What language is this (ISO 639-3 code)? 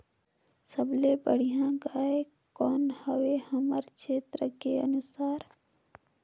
hne